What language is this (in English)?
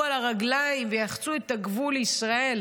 Hebrew